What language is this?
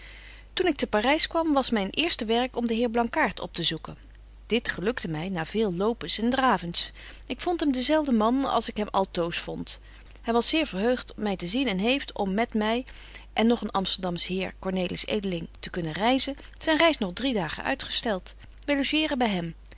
Dutch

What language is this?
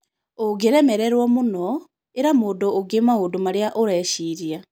Kikuyu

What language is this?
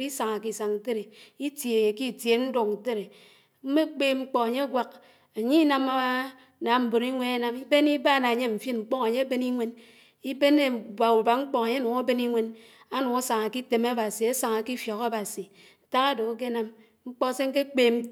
Anaang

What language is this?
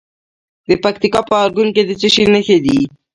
Pashto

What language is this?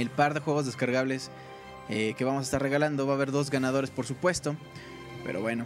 Spanish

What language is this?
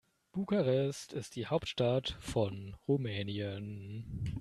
German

